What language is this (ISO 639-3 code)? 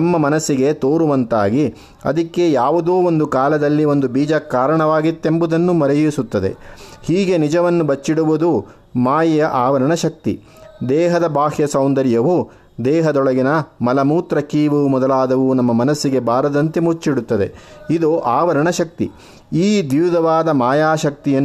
kan